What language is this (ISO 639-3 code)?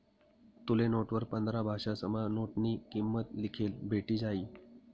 mar